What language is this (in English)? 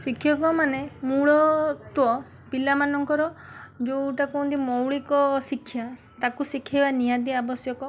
Odia